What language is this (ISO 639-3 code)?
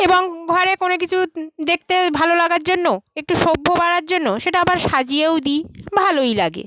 ben